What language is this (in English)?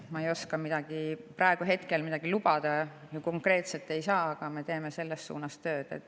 Estonian